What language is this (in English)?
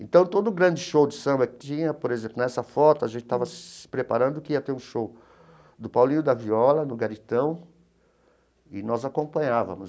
Portuguese